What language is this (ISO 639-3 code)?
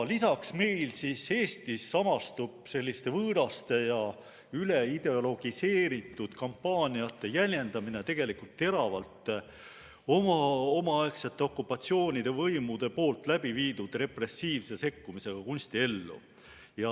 est